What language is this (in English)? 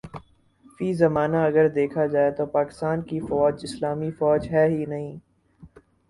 Urdu